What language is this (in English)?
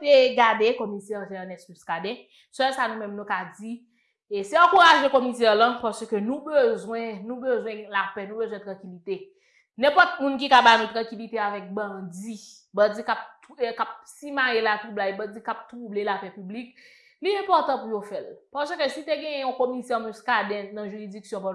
French